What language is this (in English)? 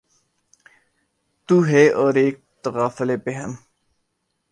Urdu